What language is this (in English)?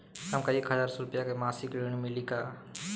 Bhojpuri